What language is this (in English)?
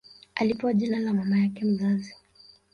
Swahili